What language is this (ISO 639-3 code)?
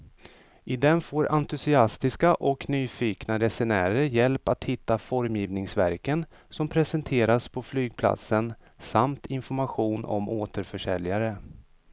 swe